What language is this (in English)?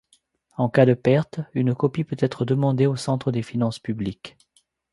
French